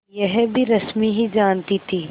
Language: Hindi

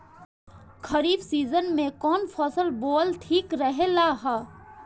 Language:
Bhojpuri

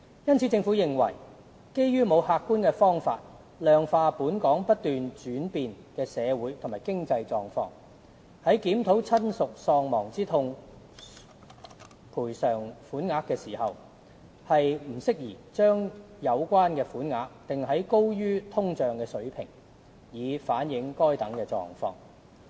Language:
Cantonese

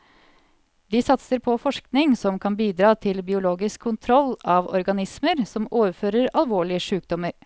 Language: Norwegian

